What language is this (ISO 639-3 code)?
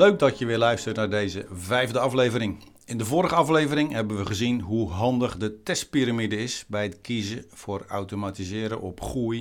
nld